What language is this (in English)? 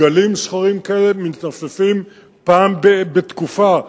Hebrew